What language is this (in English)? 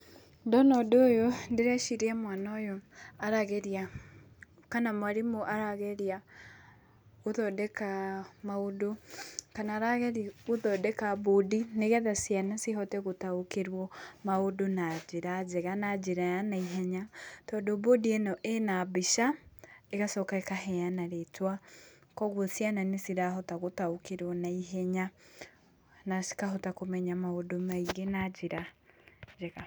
Kikuyu